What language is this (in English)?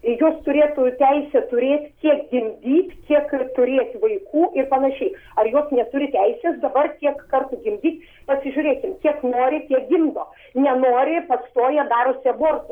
Lithuanian